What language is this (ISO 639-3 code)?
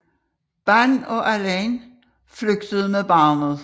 dan